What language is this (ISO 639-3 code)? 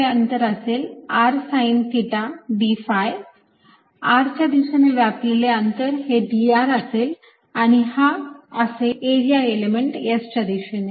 mar